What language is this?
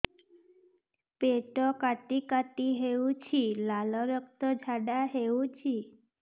Odia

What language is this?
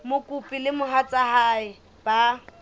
Southern Sotho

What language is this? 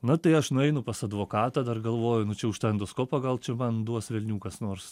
Lithuanian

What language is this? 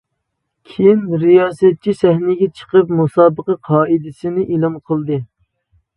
Uyghur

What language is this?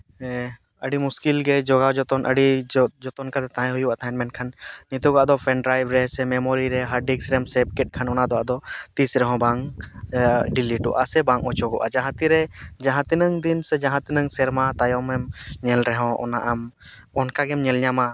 Santali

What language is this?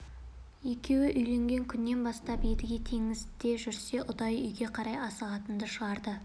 Kazakh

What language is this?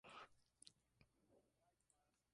Spanish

